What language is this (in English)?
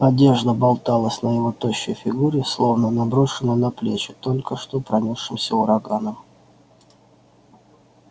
Russian